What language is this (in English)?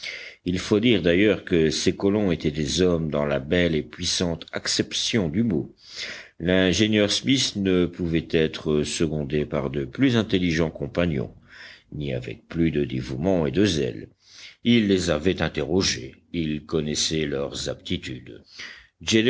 French